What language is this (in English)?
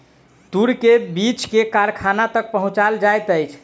Maithili